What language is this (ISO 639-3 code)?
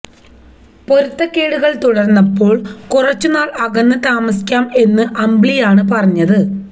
mal